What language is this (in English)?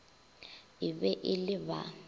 Northern Sotho